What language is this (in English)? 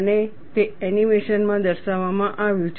Gujarati